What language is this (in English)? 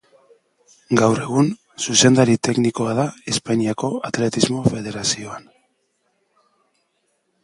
Basque